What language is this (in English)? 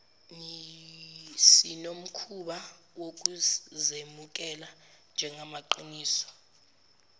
Zulu